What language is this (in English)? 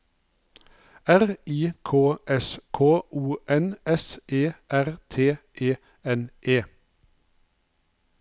Norwegian